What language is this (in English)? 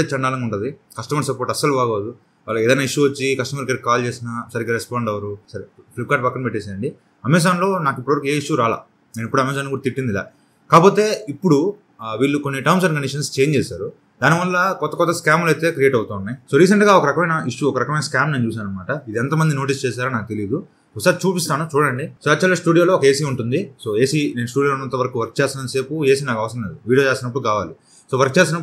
Telugu